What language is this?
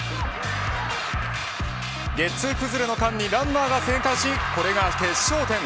Japanese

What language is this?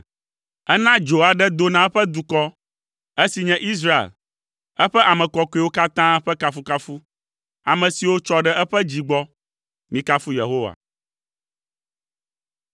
Ewe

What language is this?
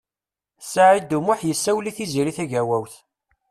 Kabyle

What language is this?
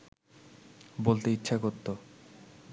Bangla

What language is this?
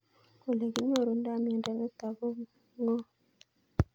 Kalenjin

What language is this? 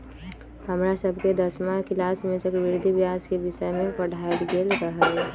Magahi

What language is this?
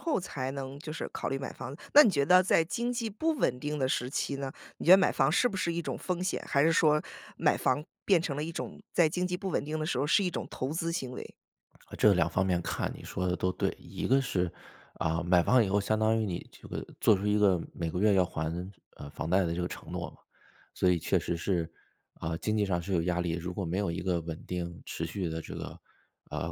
Chinese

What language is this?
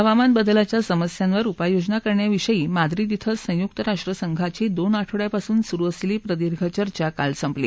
Marathi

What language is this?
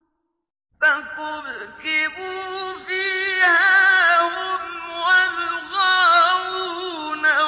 Arabic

